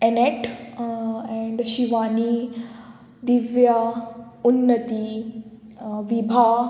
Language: Konkani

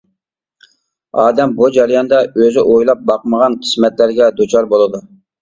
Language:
Uyghur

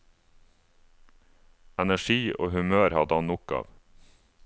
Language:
Norwegian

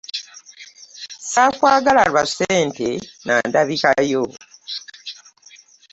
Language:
Ganda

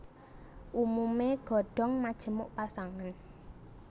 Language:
Javanese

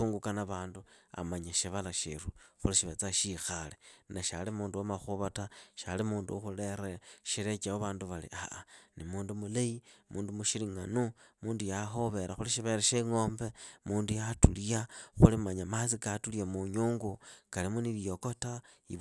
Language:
Idakho-Isukha-Tiriki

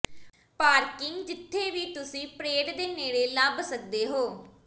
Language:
Punjabi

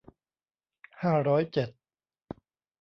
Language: Thai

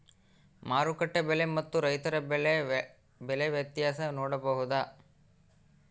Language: Kannada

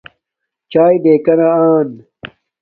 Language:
Domaaki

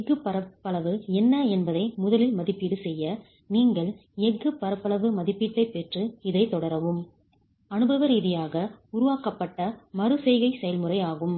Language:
Tamil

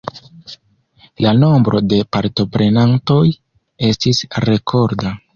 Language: Esperanto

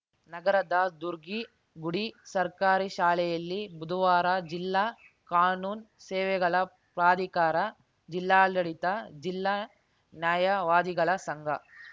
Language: Kannada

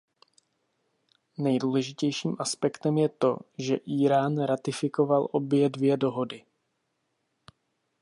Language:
Czech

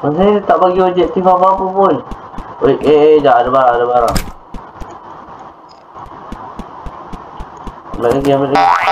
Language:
Malay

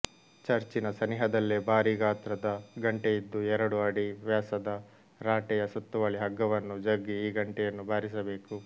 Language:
Kannada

